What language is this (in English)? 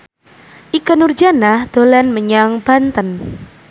Javanese